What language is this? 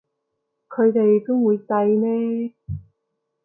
Cantonese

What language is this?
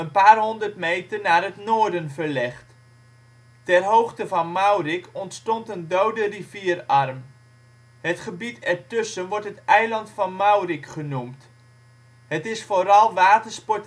Dutch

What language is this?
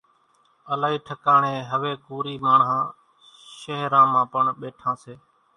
Kachi Koli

